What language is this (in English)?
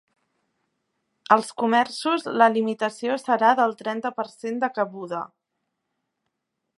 Catalan